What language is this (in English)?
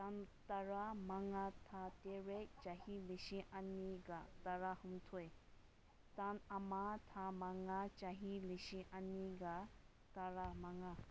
Manipuri